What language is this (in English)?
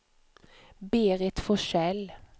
Swedish